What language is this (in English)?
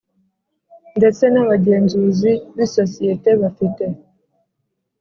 Kinyarwanda